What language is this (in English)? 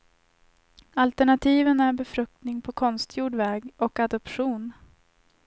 Swedish